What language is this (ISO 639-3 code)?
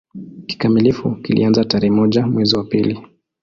swa